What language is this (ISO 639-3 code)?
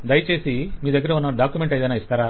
tel